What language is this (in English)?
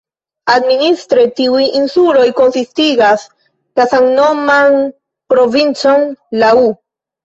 Esperanto